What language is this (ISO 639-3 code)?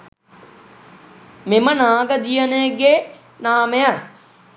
sin